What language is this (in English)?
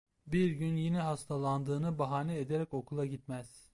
Turkish